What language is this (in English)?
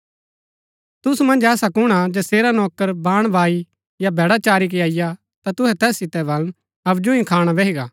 Gaddi